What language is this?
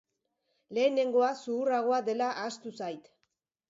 Basque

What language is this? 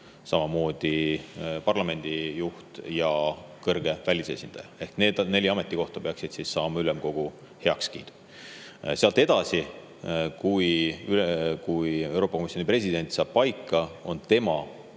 Estonian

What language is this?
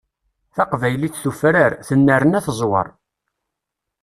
Kabyle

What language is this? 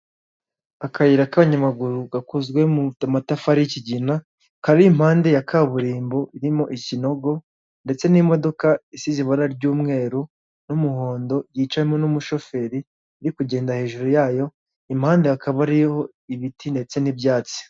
Kinyarwanda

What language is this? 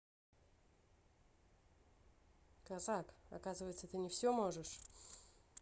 Russian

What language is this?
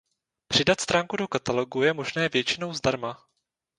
Czech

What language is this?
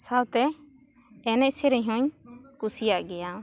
Santali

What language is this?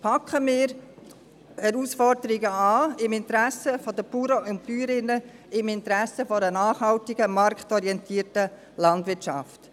Swiss German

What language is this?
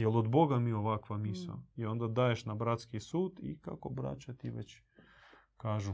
Croatian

